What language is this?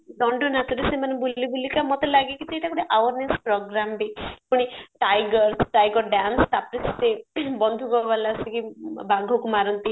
Odia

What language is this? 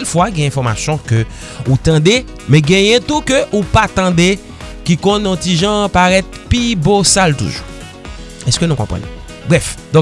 French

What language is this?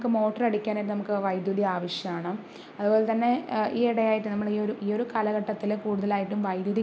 Malayalam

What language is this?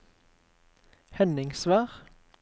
Norwegian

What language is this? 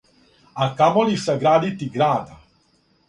Serbian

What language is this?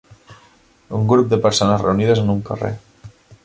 Catalan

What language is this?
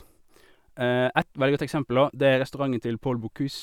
Norwegian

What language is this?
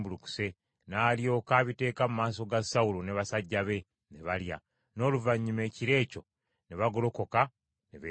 Ganda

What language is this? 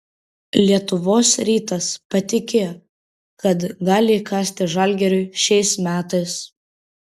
Lithuanian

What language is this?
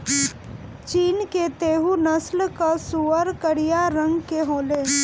Bhojpuri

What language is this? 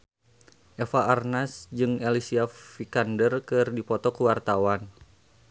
Sundanese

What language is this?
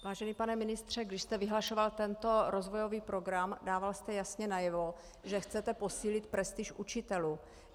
Czech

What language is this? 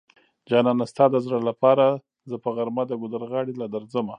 Pashto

